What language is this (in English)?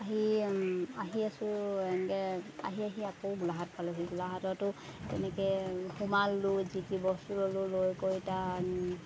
Assamese